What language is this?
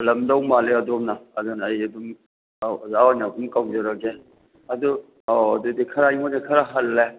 Manipuri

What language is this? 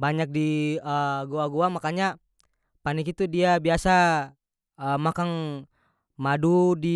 North Moluccan Malay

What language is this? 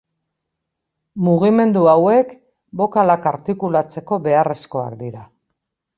Basque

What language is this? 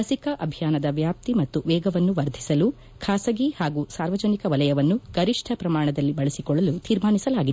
Kannada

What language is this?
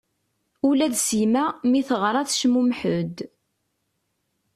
Kabyle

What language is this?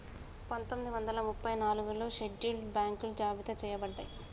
Telugu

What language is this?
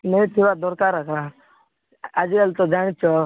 Odia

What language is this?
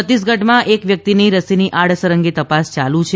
Gujarati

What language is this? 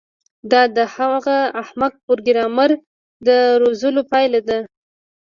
Pashto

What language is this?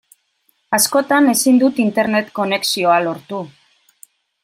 Basque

